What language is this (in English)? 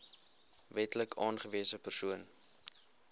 Afrikaans